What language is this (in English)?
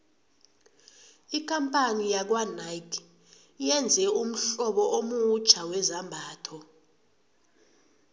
South Ndebele